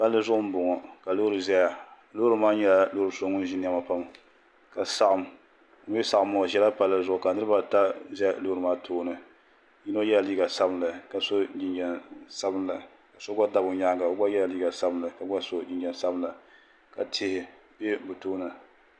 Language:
Dagbani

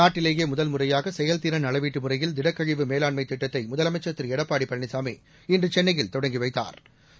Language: Tamil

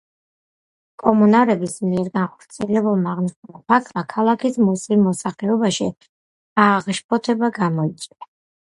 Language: Georgian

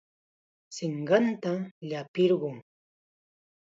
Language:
Chiquián Ancash Quechua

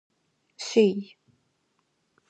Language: Adyghe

